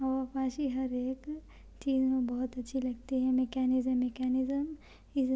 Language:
Urdu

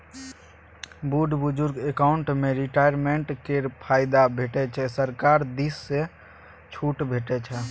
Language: Maithili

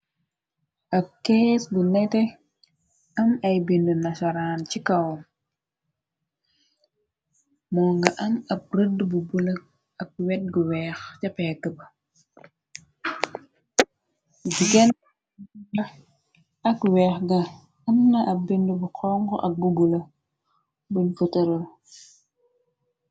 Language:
Wolof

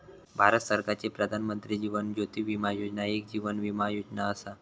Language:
Marathi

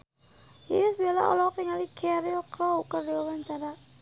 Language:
Sundanese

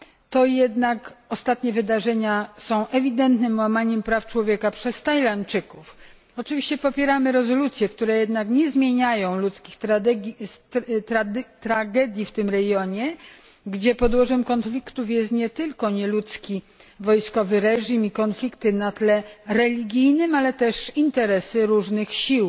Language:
Polish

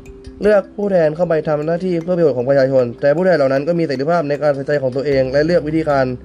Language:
Thai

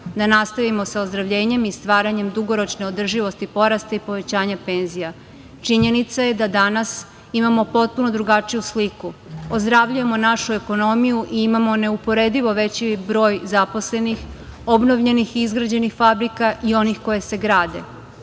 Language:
Serbian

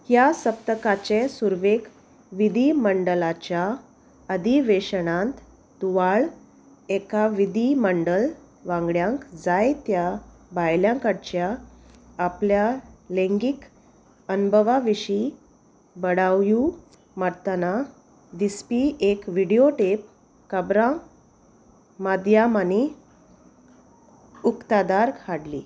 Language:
Konkani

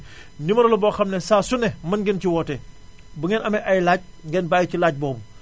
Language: Wolof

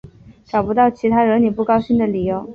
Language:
Chinese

